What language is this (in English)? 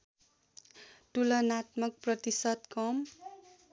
Nepali